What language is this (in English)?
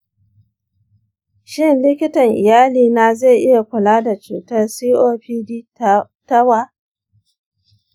Hausa